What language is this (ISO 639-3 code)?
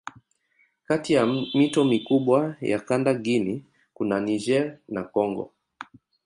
swa